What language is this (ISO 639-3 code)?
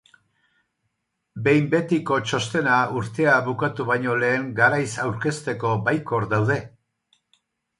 eus